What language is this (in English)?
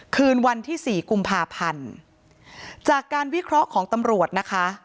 Thai